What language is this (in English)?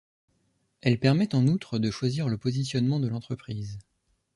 French